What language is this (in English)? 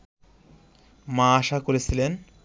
Bangla